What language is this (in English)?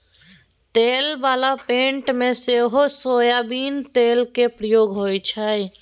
Maithili